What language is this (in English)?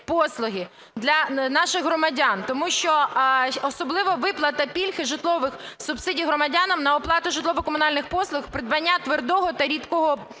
Ukrainian